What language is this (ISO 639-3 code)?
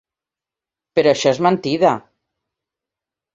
cat